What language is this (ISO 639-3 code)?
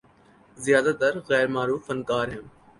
urd